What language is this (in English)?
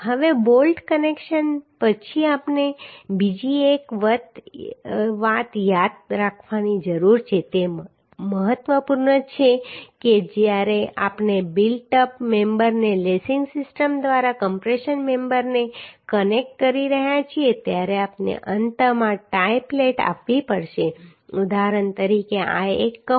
Gujarati